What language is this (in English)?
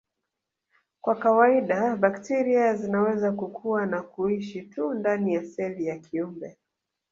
Swahili